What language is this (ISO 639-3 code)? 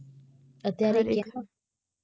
guj